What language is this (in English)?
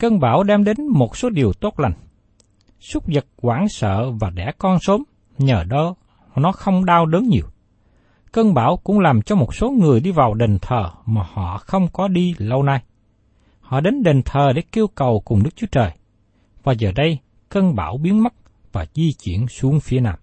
Vietnamese